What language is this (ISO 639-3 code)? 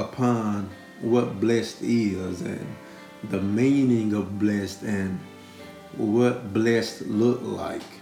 eng